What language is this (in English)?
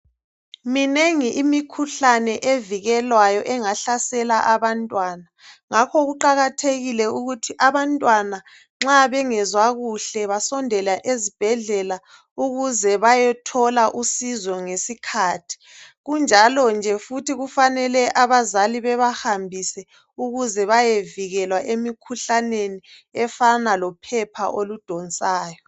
North Ndebele